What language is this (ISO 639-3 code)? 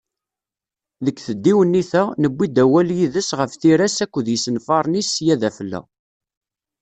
kab